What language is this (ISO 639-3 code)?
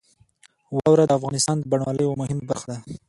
pus